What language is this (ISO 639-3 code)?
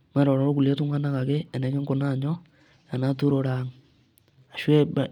mas